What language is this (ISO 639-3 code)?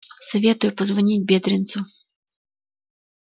rus